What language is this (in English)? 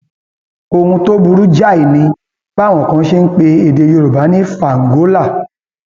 Yoruba